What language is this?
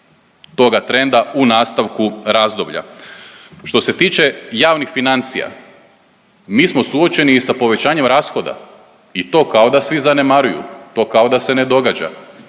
Croatian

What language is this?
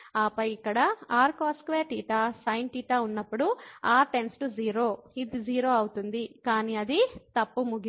Telugu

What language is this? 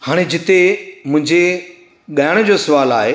Sindhi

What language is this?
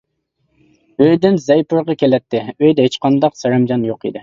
Uyghur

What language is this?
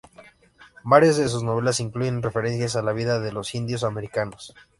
Spanish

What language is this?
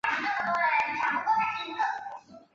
Chinese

